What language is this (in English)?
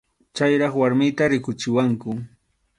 Arequipa-La Unión Quechua